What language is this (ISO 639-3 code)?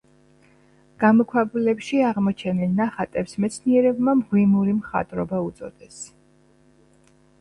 kat